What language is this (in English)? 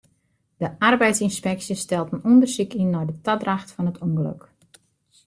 Western Frisian